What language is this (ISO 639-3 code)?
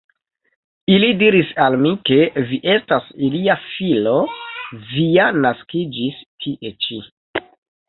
epo